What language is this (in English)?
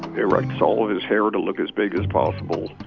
English